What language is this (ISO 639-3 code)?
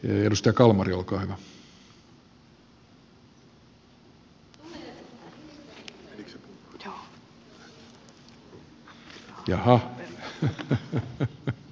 fin